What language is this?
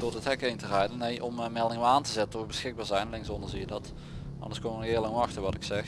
Dutch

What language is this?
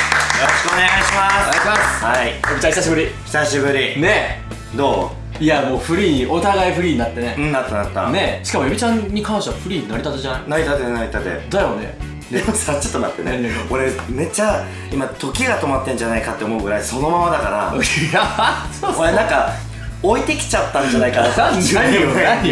Japanese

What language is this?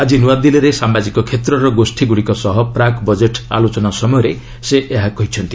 Odia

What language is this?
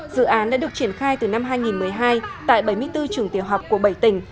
Vietnamese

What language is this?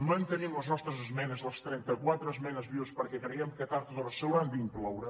Catalan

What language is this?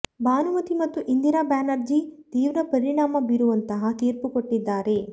Kannada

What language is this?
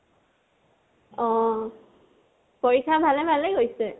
Assamese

